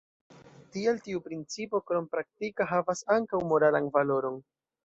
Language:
Esperanto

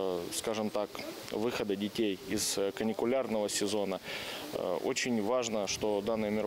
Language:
Russian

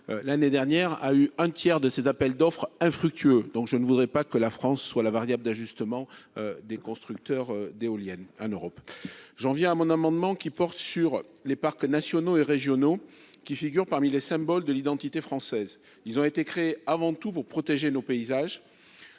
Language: French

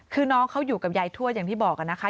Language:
Thai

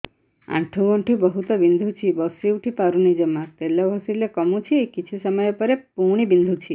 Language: Odia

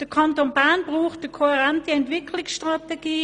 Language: Swiss German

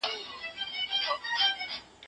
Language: Pashto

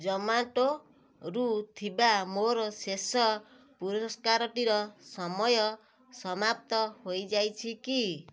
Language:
Odia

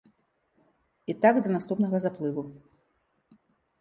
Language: Belarusian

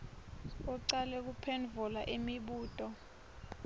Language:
Swati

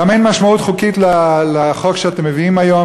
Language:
Hebrew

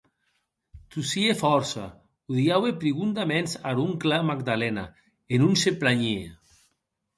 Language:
Occitan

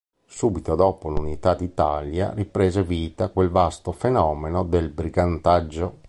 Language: Italian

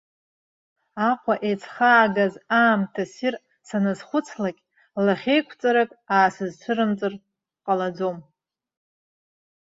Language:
Abkhazian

